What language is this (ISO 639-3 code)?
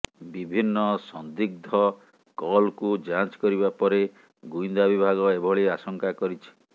ori